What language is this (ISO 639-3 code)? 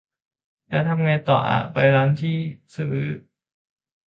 tha